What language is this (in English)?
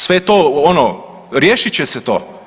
Croatian